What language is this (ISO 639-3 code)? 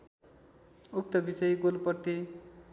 nep